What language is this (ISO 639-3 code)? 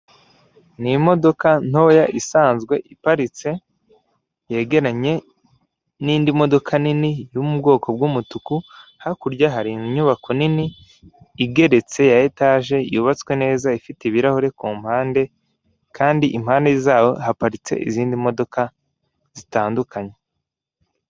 kin